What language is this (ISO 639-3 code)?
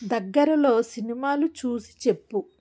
tel